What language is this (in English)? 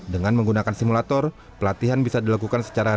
Indonesian